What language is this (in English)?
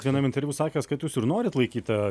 Lithuanian